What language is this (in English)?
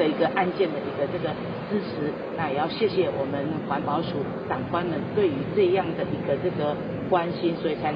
Chinese